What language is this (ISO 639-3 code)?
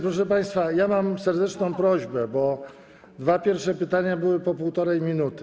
pol